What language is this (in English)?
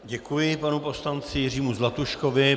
Czech